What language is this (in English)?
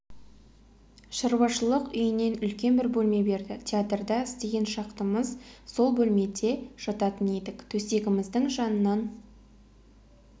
Kazakh